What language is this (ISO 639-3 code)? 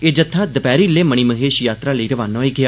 doi